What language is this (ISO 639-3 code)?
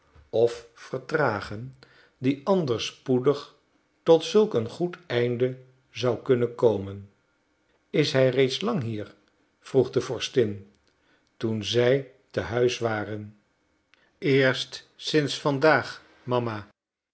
nld